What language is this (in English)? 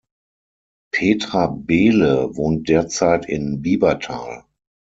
German